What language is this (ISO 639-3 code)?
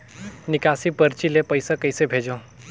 hne